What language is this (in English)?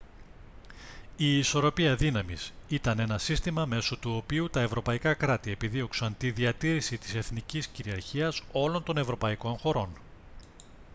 Greek